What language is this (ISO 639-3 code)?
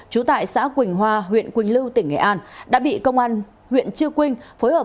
vie